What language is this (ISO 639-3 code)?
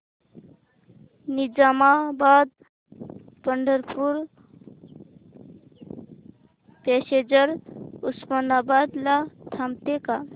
mar